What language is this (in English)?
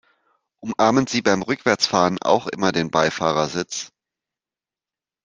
German